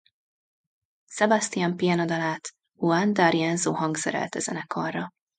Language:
Hungarian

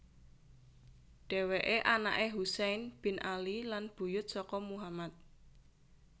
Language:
Javanese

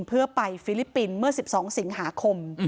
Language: Thai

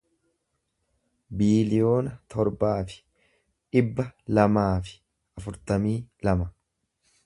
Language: Oromo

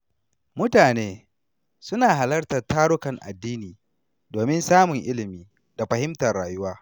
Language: Hausa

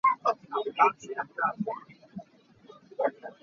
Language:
Hakha Chin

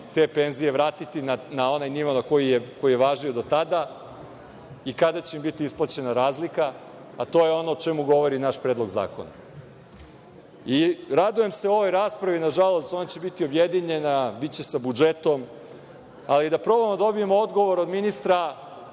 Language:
Serbian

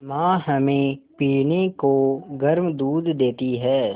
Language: Hindi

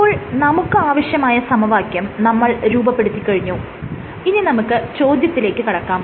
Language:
Malayalam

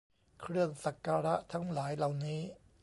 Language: Thai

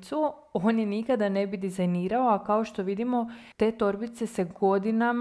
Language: Croatian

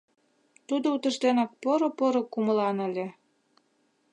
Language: Mari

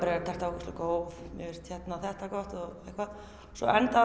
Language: Icelandic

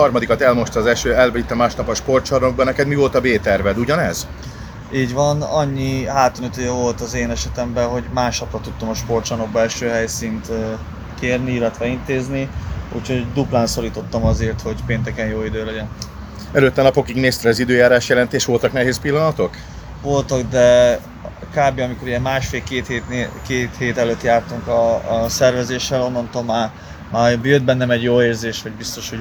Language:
Hungarian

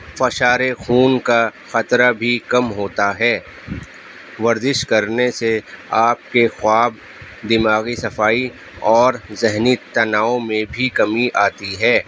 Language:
Urdu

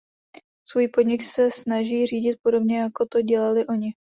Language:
Czech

